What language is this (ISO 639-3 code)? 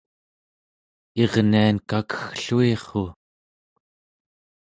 esu